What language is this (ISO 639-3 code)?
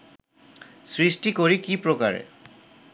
ben